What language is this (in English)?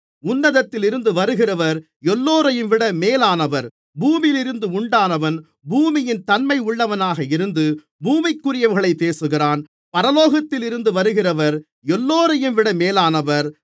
Tamil